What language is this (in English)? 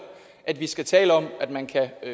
Danish